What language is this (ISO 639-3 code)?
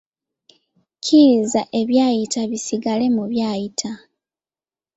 lug